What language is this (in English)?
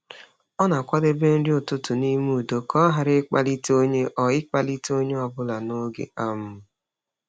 Igbo